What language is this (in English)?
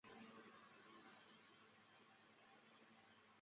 Chinese